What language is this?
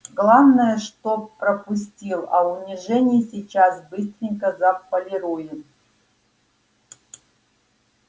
Russian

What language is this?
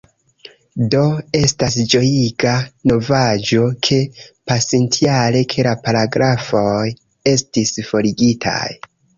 Esperanto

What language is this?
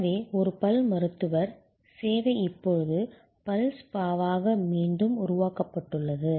Tamil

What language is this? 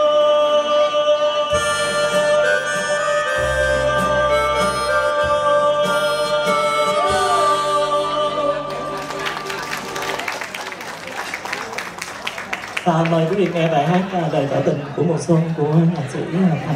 Romanian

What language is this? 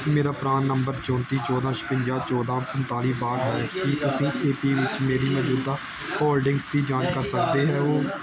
Punjabi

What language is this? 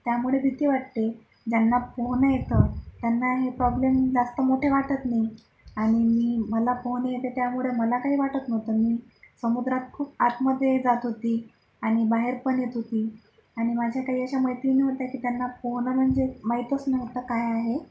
Marathi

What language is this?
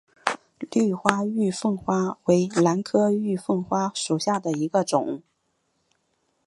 Chinese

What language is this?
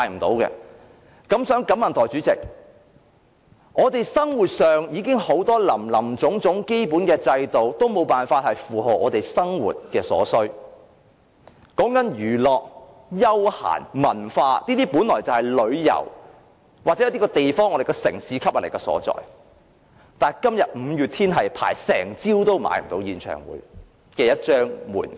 Cantonese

